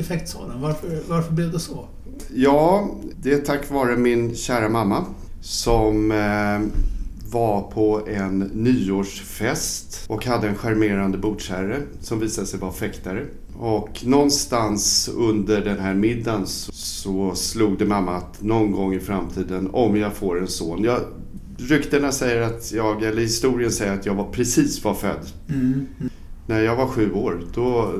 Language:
Swedish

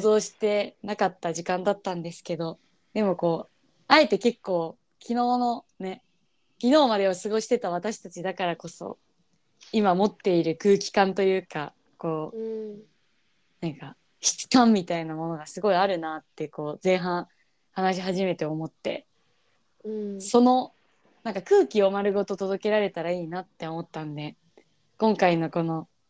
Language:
Japanese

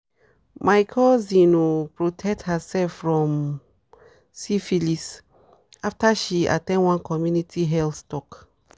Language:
Nigerian Pidgin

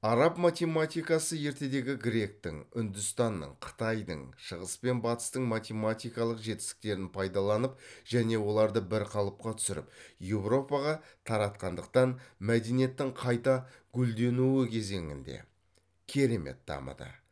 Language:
Kazakh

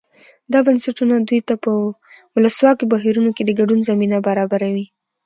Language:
Pashto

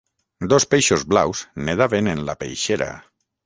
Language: Catalan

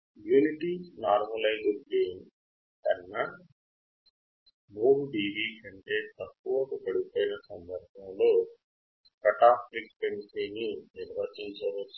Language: Telugu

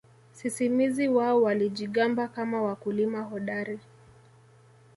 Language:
Swahili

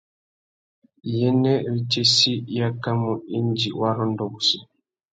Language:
Tuki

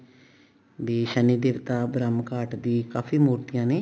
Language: Punjabi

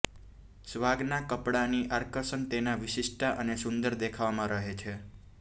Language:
Gujarati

